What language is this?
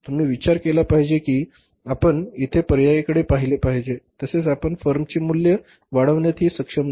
Marathi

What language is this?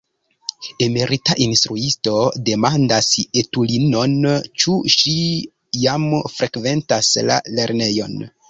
Esperanto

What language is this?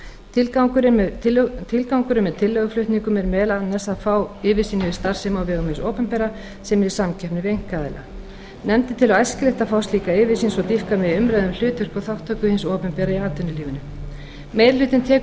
Icelandic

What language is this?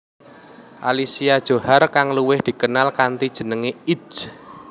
Javanese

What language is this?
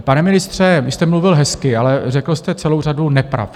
Czech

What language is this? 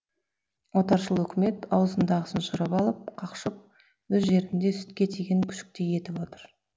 Kazakh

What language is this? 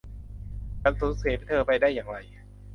Thai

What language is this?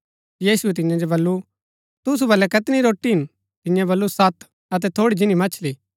Gaddi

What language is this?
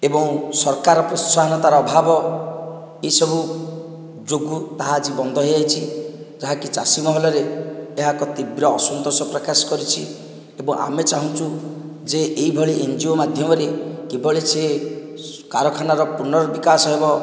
Odia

